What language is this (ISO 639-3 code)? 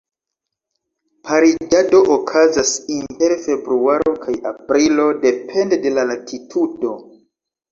epo